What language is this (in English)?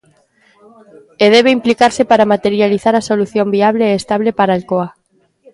Galician